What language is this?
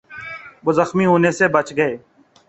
Urdu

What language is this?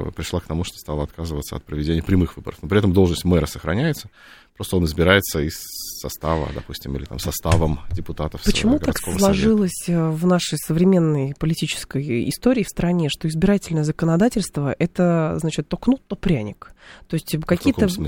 Russian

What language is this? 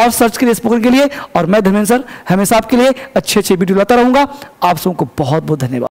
Hindi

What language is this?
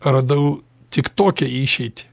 Lithuanian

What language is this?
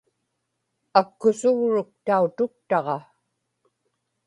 Inupiaq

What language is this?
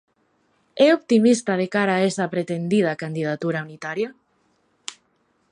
Galician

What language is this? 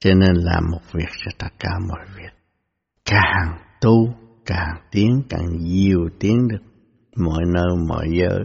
Vietnamese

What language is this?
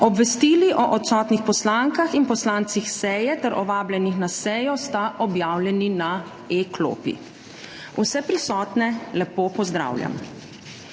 Slovenian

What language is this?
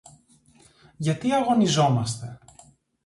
Greek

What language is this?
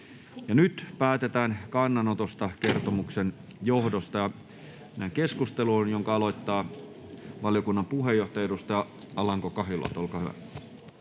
Finnish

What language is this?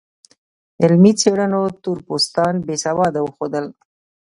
Pashto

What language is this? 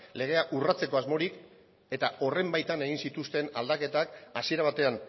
Basque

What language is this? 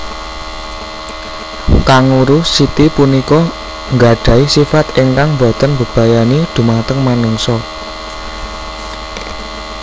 Javanese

